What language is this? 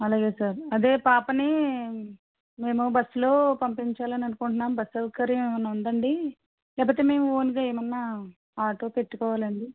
Telugu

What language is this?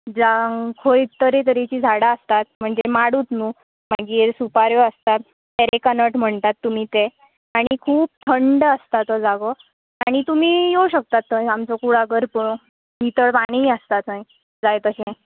Konkani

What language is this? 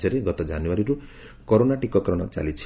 Odia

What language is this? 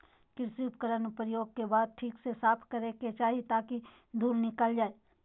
Magahi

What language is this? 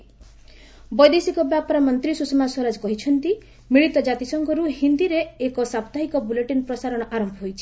Odia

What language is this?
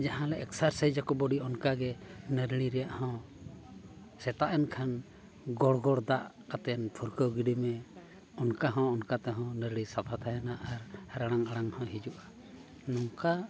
Santali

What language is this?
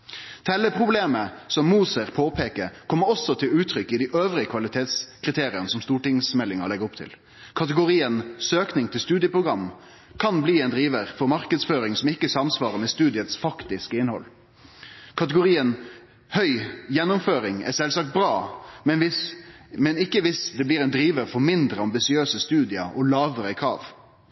Norwegian Nynorsk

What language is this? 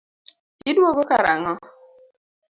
Luo (Kenya and Tanzania)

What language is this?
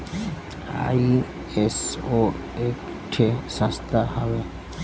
Bhojpuri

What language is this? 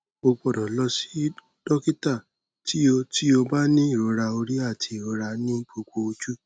Yoruba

